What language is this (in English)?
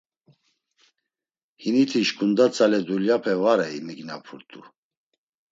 Laz